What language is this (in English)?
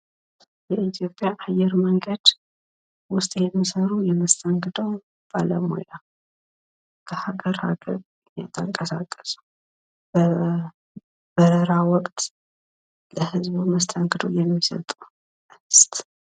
Amharic